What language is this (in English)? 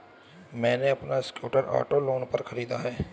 Hindi